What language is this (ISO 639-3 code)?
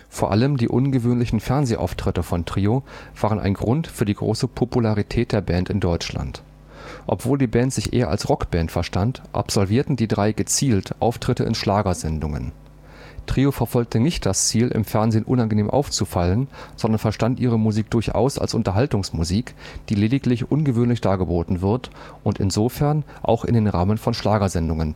deu